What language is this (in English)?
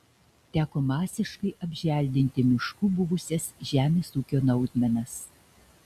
Lithuanian